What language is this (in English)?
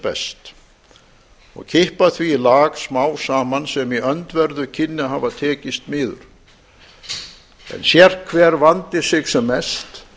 Icelandic